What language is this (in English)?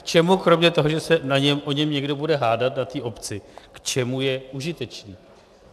Czech